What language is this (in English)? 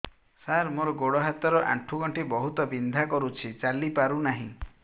Odia